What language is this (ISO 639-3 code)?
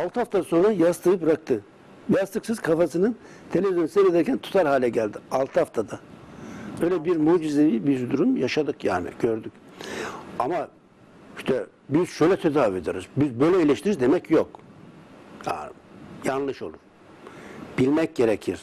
tur